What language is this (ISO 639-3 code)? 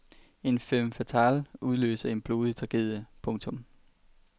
dan